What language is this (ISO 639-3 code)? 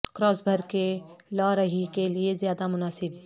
urd